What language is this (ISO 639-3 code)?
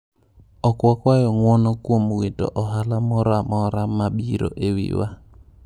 luo